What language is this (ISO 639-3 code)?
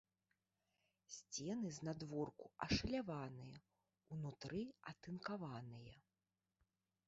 bel